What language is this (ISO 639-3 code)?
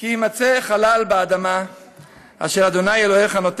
heb